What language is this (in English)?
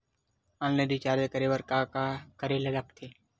Chhattisgarhi